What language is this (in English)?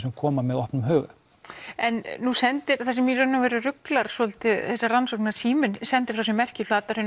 Icelandic